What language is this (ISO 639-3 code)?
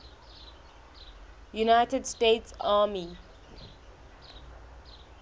sot